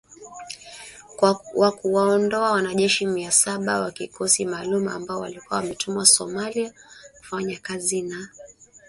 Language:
Swahili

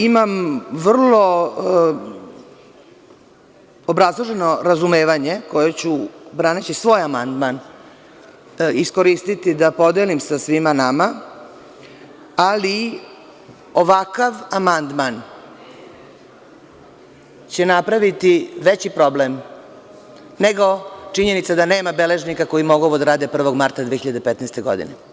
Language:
Serbian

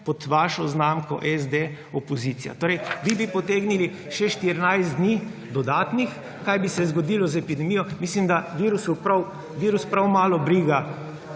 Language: Slovenian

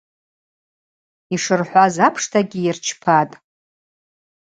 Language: Abaza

